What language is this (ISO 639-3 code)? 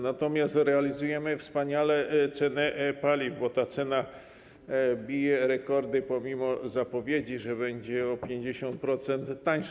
pol